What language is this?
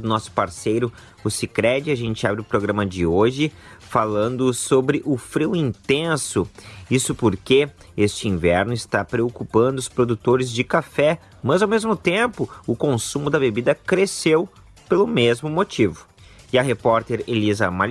Portuguese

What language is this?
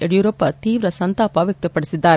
Kannada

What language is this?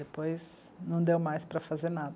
Portuguese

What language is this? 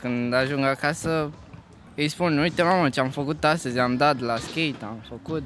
Romanian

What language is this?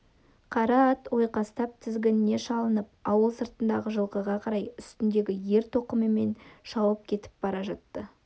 Kazakh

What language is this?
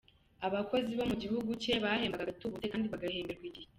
Kinyarwanda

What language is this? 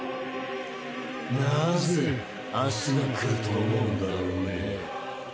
Japanese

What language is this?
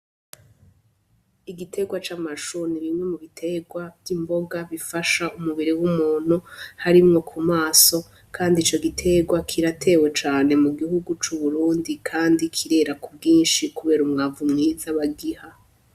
Rundi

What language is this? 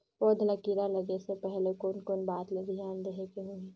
Chhattisgarhi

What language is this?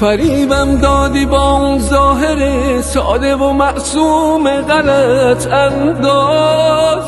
Persian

